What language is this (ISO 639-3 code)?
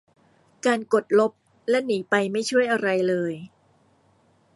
tha